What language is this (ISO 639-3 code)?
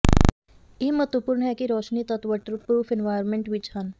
pan